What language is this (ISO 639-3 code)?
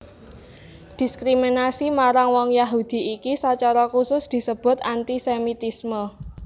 jav